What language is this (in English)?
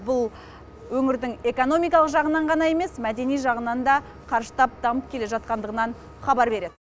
Kazakh